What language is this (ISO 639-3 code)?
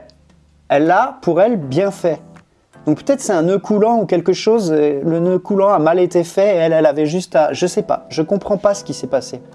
fra